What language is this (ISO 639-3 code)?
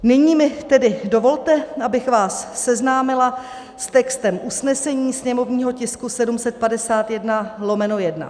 ces